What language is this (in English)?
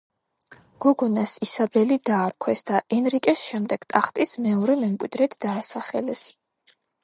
Georgian